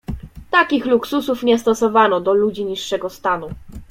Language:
Polish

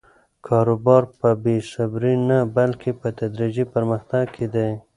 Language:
Pashto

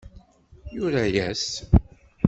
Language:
Kabyle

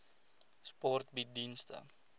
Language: Afrikaans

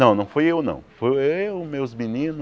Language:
Portuguese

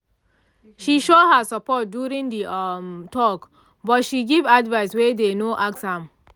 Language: Nigerian Pidgin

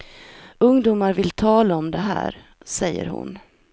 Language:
Swedish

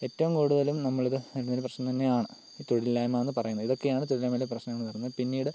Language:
Malayalam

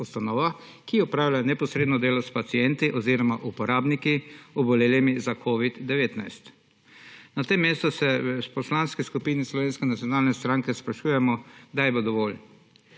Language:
Slovenian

